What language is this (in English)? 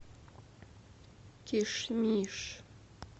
Russian